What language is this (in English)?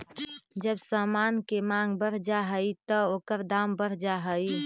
Magahi